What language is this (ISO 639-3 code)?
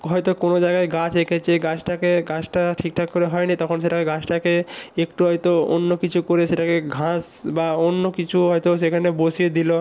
ben